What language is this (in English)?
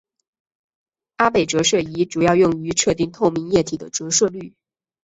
Chinese